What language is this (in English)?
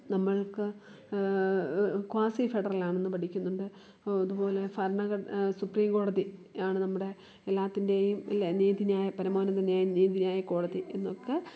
Malayalam